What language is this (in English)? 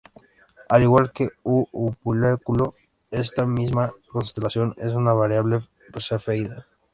Spanish